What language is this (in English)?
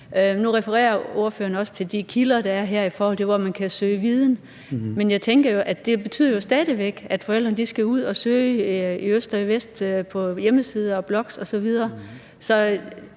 Danish